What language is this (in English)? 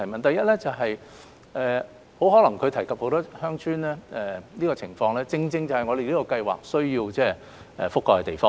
Cantonese